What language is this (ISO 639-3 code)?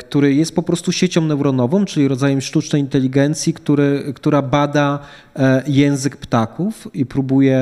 pol